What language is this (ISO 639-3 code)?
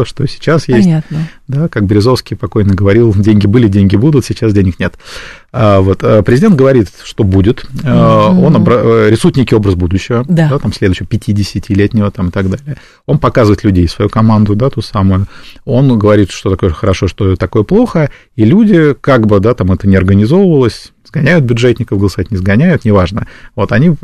rus